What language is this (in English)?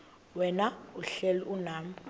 Xhosa